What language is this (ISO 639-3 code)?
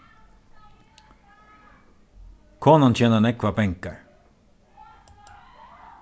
fao